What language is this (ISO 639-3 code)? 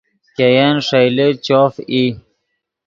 ydg